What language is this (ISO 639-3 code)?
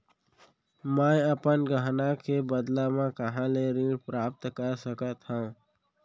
hne